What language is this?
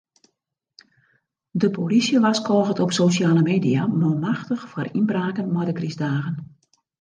Western Frisian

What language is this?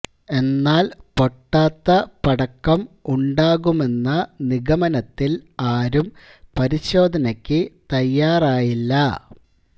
Malayalam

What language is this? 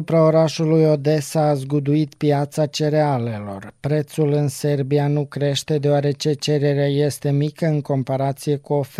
Romanian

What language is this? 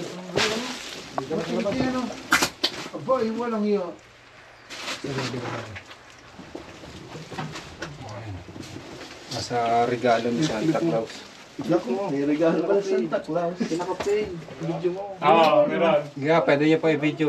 Filipino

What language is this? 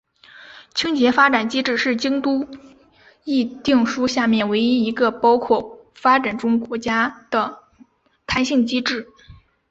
Chinese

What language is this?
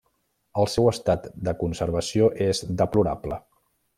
Catalan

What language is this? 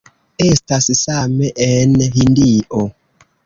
Esperanto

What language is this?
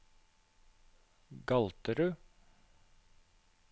Norwegian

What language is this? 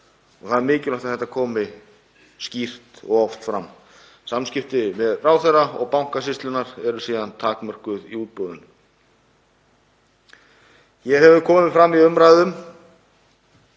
Icelandic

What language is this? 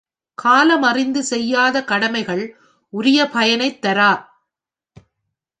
Tamil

